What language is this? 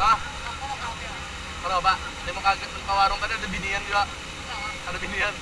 Indonesian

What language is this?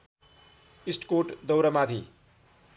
Nepali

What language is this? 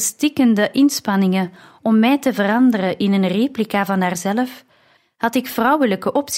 Dutch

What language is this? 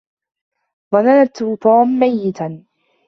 Arabic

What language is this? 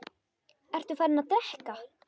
Icelandic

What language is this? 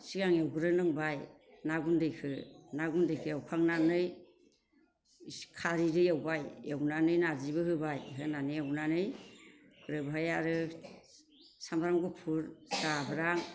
Bodo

